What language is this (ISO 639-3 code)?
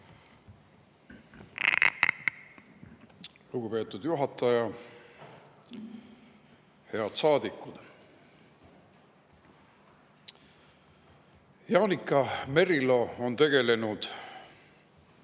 est